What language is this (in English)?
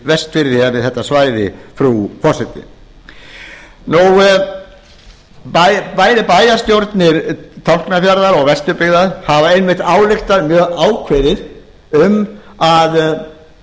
Icelandic